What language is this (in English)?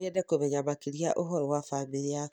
Kikuyu